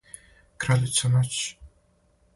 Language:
Serbian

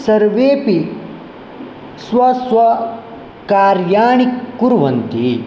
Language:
Sanskrit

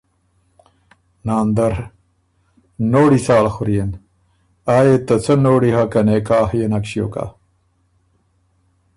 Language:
Ormuri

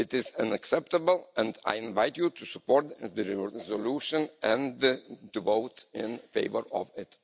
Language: English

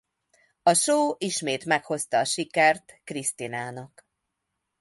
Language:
Hungarian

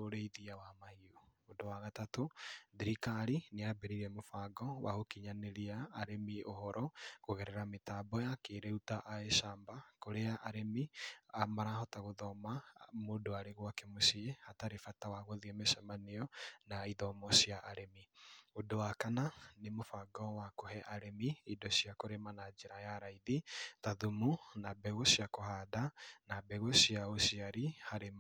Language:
Kikuyu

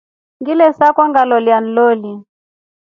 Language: Rombo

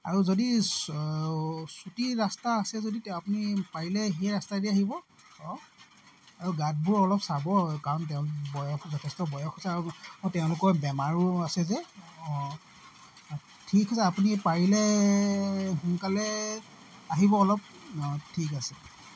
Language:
Assamese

